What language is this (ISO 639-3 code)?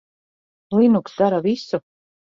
lav